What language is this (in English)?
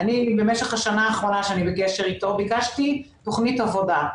Hebrew